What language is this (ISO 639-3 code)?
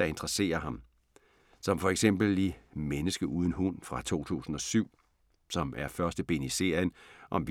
dan